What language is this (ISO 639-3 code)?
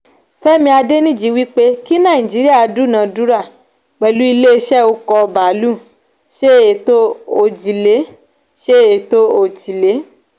yor